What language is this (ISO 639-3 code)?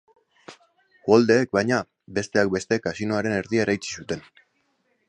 eus